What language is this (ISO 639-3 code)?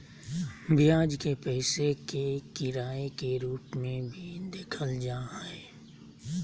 mag